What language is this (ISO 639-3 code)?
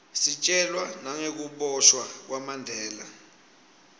ssw